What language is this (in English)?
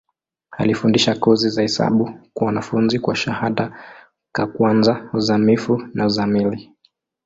Swahili